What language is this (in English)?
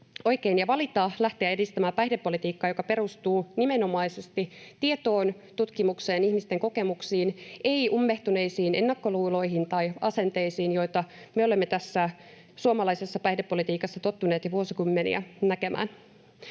Finnish